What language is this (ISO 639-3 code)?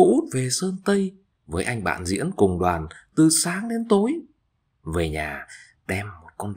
vie